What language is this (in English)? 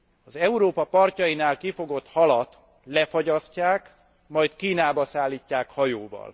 Hungarian